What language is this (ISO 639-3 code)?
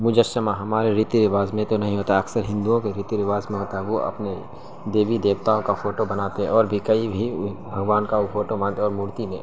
urd